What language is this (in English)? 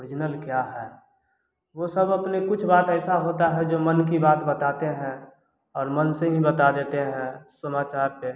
Hindi